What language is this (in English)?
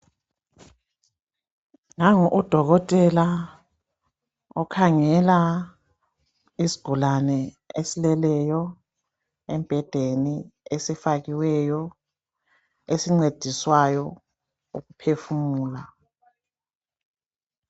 North Ndebele